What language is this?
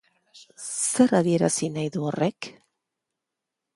Basque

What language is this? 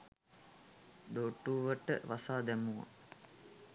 Sinhala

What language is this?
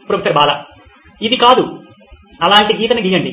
Telugu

